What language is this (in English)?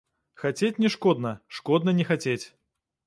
Belarusian